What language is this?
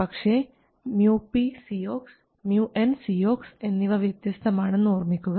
Malayalam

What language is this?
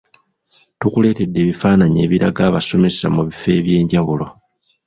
Ganda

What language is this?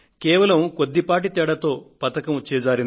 Telugu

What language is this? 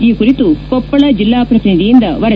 Kannada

